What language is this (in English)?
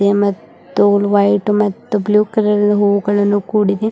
Kannada